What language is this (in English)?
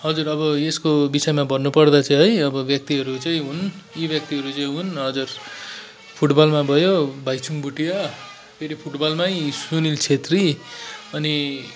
Nepali